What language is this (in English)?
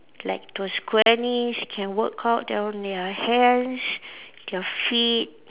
English